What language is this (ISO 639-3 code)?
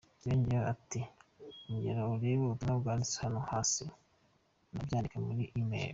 kin